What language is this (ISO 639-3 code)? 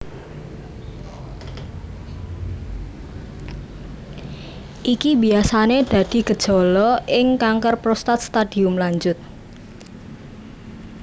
jav